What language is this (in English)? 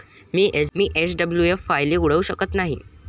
Marathi